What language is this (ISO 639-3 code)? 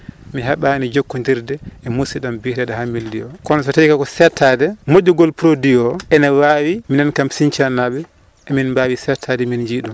ful